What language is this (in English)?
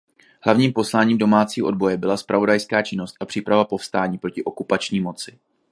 Czech